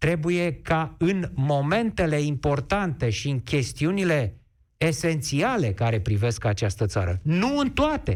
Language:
Romanian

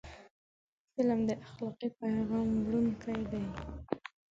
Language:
Pashto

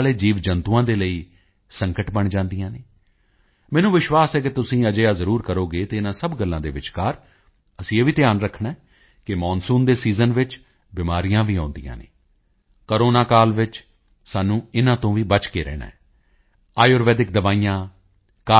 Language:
Punjabi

